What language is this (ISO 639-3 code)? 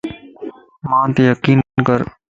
lss